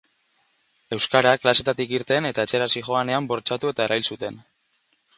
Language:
Basque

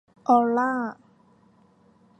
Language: Thai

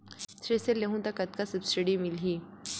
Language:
Chhattisgarhi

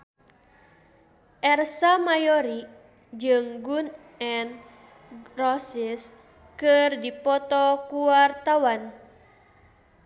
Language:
Sundanese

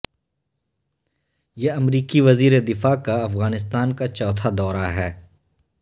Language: Urdu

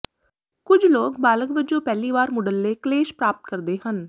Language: Punjabi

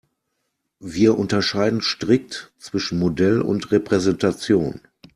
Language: German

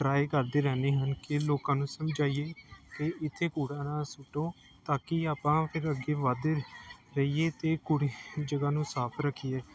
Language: Punjabi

